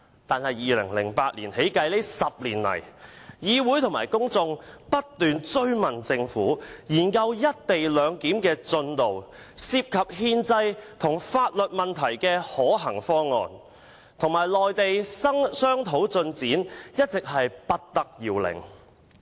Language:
Cantonese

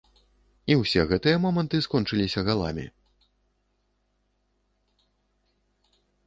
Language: Belarusian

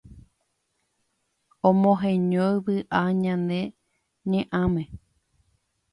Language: Guarani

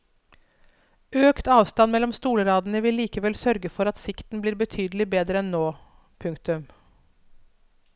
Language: Norwegian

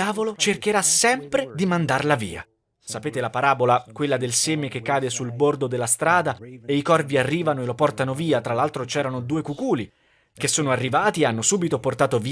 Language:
Italian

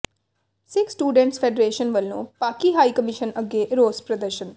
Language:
Punjabi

